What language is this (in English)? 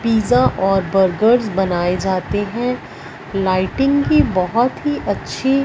Hindi